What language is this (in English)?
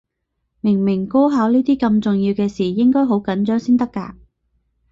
Cantonese